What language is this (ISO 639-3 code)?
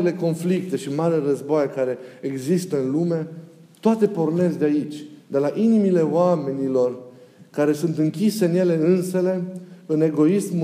ron